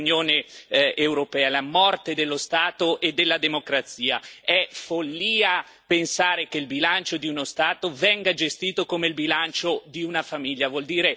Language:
Italian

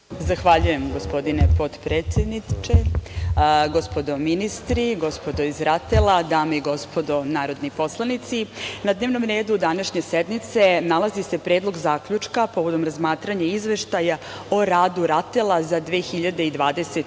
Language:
Serbian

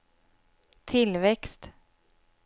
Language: Swedish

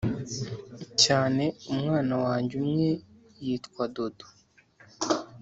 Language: Kinyarwanda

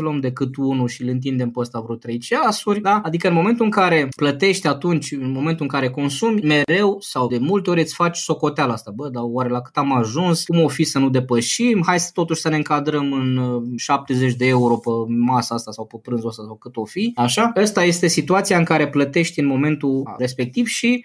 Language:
Romanian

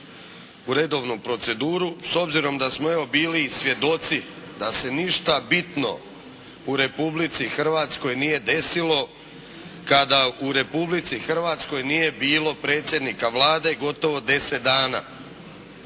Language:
Croatian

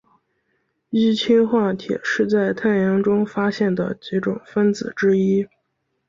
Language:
Chinese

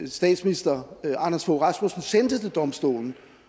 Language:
Danish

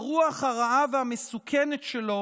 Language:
Hebrew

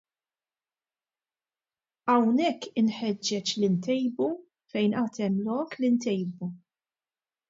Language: Maltese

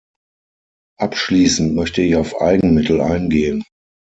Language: German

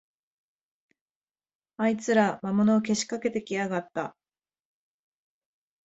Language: Japanese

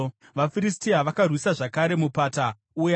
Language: Shona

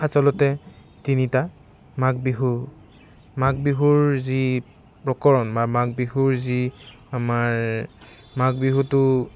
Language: Assamese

